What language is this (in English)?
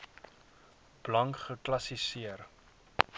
Afrikaans